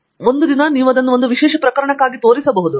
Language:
Kannada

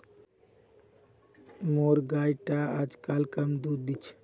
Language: Magahi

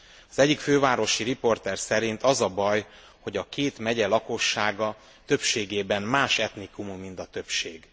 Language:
Hungarian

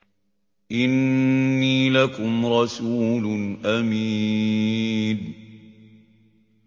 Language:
Arabic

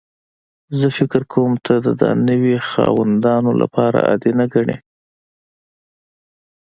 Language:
Pashto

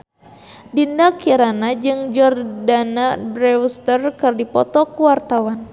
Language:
Sundanese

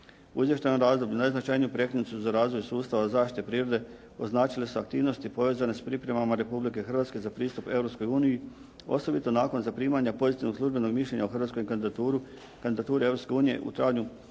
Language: Croatian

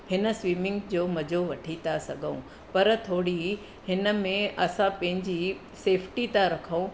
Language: Sindhi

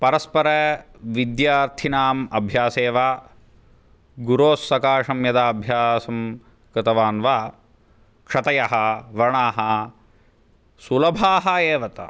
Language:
Sanskrit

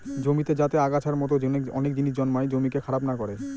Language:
Bangla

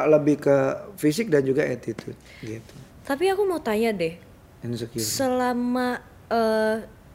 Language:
Indonesian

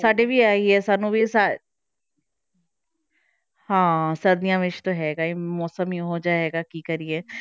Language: Punjabi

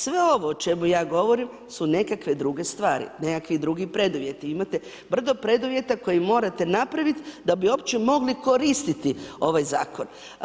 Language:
Croatian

